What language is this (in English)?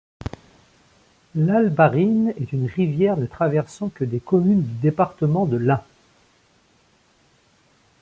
French